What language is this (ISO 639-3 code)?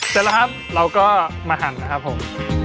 tha